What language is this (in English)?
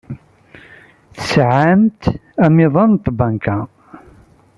Kabyle